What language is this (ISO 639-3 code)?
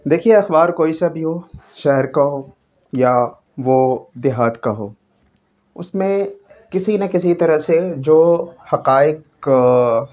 urd